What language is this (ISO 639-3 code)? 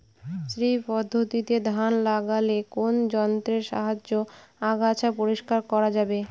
ben